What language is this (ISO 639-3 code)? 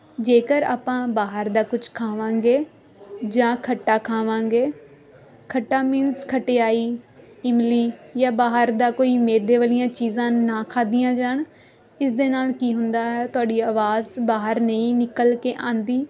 pan